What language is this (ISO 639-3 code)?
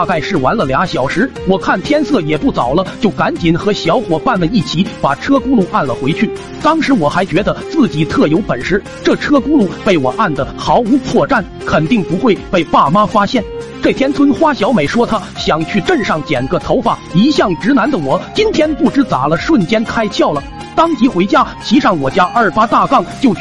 zho